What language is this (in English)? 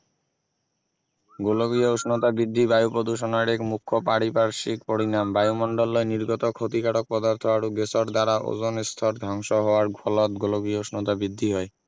Assamese